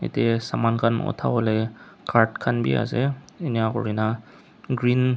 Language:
Naga Pidgin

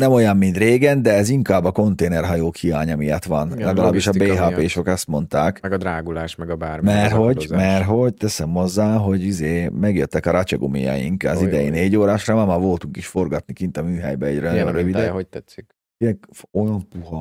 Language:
Hungarian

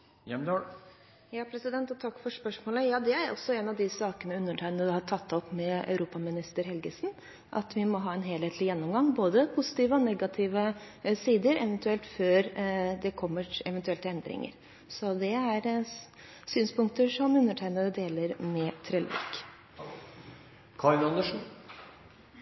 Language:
Norwegian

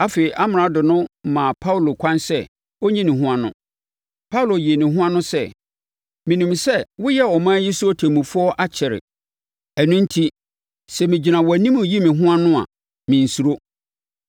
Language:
Akan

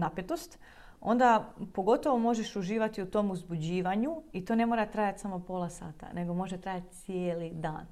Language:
Croatian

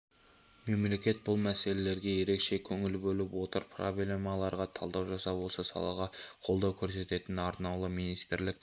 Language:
Kazakh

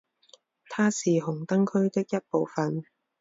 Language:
Chinese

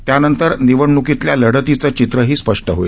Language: Marathi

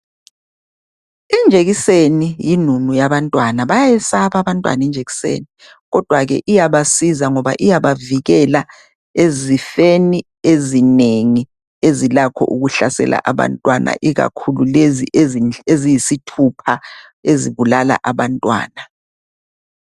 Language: North Ndebele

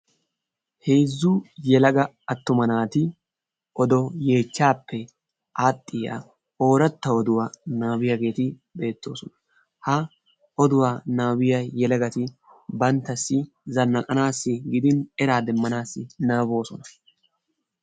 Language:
Wolaytta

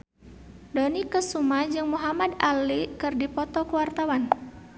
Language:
Sundanese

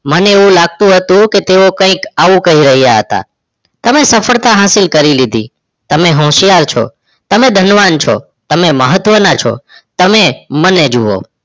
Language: Gujarati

